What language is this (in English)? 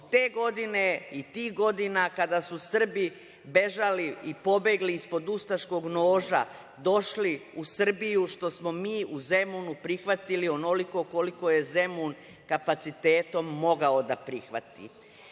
Serbian